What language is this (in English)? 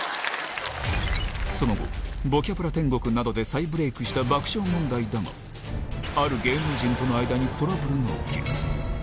Japanese